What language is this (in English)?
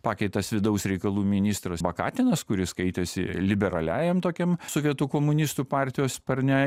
Lithuanian